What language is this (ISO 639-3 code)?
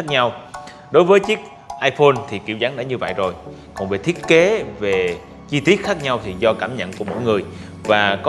vie